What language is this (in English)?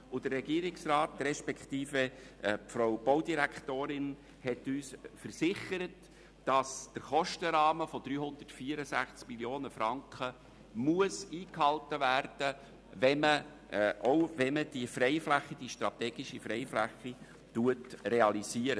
Swiss German